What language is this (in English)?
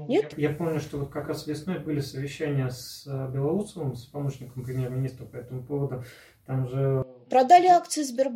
Russian